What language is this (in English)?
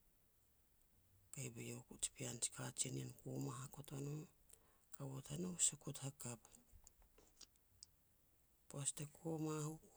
Petats